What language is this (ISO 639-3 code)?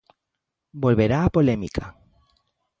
glg